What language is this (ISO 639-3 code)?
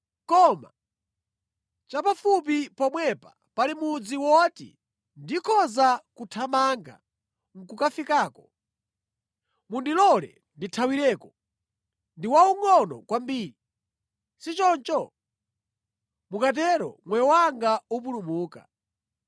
nya